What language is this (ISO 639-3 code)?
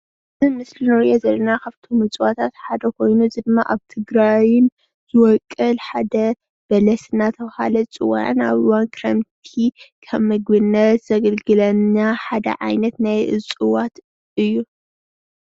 tir